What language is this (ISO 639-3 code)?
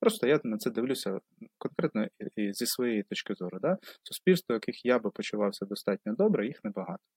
ukr